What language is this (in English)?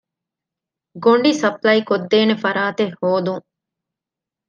Divehi